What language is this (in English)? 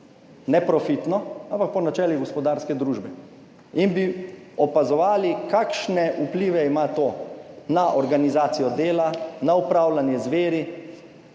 Slovenian